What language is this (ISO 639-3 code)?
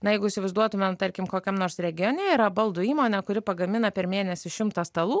lit